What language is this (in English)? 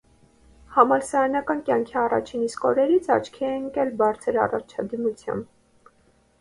Armenian